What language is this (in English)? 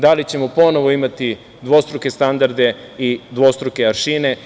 Serbian